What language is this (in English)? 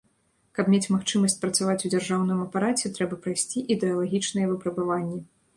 Belarusian